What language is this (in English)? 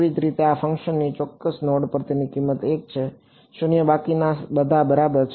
Gujarati